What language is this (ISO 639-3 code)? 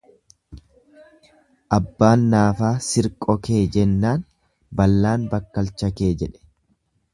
orm